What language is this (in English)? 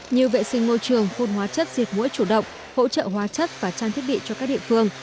Vietnamese